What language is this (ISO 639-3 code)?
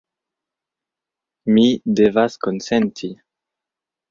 epo